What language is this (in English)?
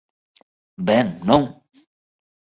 Galician